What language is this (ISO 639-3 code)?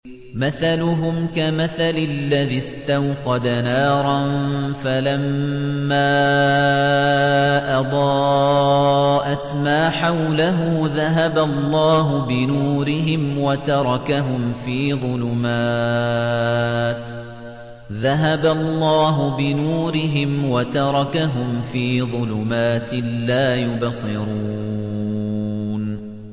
ara